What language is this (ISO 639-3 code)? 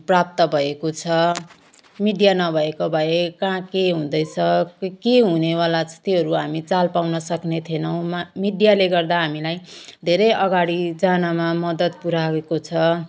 nep